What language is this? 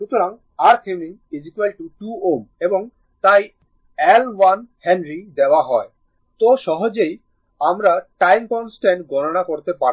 Bangla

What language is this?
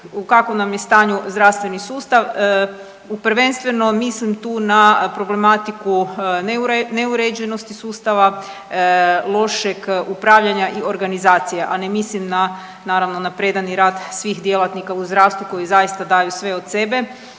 Croatian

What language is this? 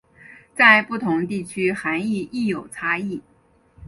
Chinese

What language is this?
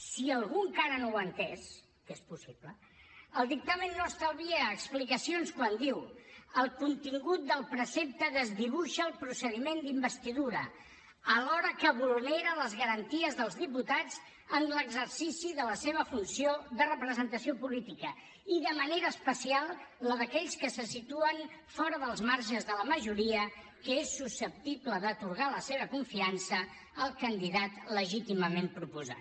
Catalan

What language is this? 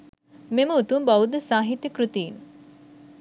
Sinhala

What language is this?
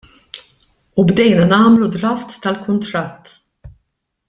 Maltese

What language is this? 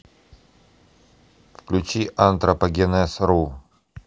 Russian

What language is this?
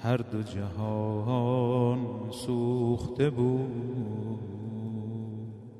Persian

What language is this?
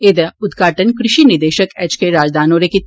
Dogri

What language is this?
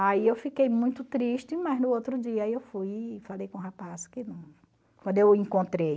Portuguese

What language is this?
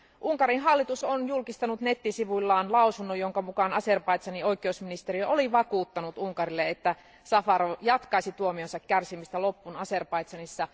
Finnish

